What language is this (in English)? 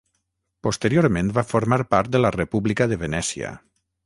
Catalan